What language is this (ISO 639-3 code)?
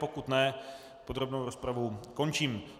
ces